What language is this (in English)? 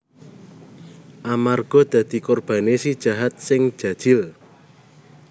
Javanese